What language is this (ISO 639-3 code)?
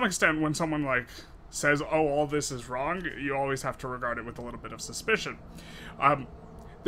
eng